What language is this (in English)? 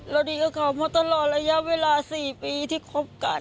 Thai